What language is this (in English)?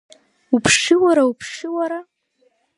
Abkhazian